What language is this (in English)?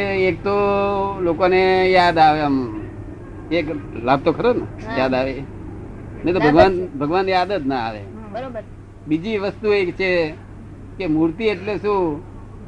Gujarati